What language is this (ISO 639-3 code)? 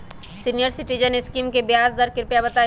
mag